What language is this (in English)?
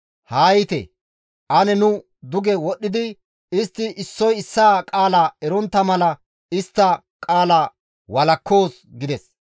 Gamo